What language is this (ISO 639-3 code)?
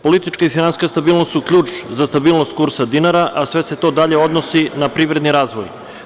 srp